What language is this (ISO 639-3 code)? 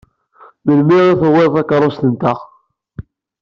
kab